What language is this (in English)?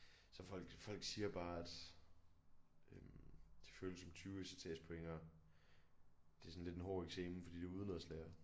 Danish